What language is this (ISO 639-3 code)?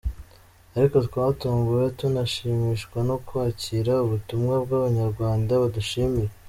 kin